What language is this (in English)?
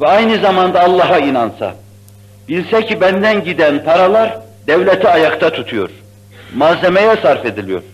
Turkish